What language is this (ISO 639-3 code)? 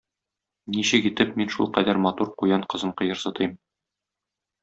tat